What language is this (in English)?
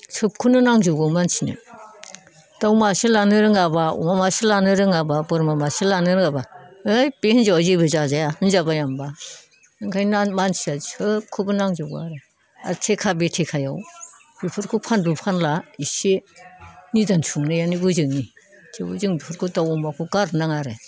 Bodo